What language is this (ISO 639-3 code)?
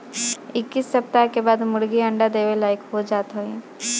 bho